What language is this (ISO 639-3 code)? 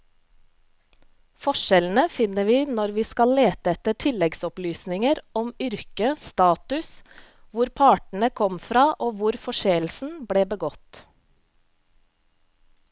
nor